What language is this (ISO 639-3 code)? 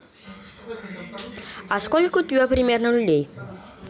rus